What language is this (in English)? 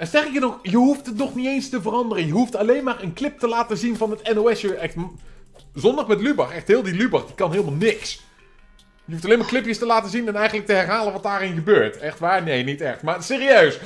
Dutch